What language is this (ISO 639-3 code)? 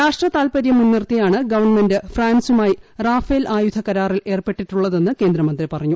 mal